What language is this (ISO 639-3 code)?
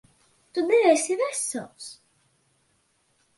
lav